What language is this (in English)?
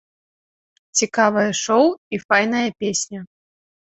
Belarusian